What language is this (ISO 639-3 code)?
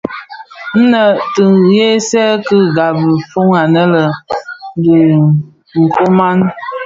ksf